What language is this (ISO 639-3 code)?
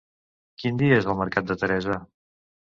cat